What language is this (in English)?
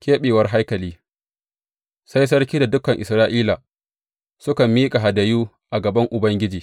Hausa